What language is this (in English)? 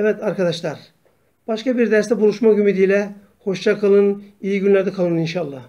Turkish